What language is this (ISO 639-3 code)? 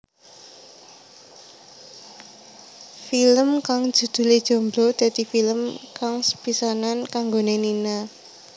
jav